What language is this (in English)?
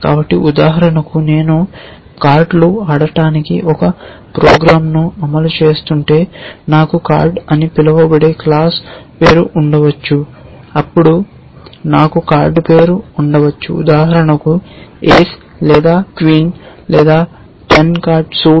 Telugu